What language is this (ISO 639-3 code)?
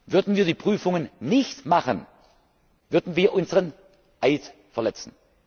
deu